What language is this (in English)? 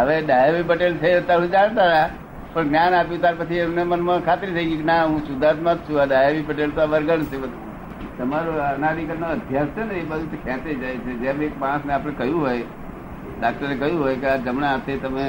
Gujarati